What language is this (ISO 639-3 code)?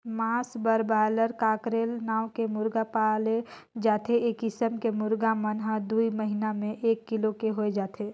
hne